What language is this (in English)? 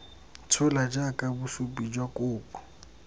Tswana